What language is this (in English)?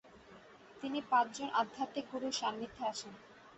Bangla